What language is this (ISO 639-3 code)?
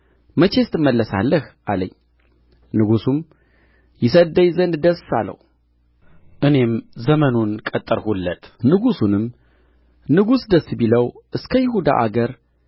amh